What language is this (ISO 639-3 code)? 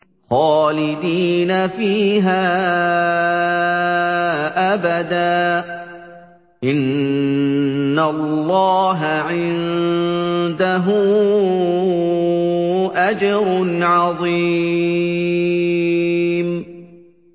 ara